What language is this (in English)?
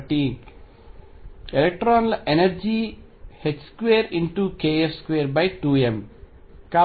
Telugu